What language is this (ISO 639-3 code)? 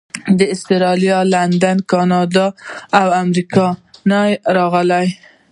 pus